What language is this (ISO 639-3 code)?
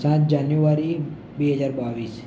guj